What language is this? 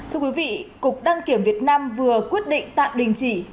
Vietnamese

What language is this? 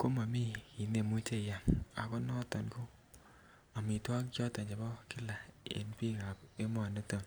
Kalenjin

